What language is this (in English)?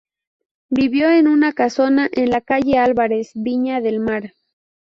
Spanish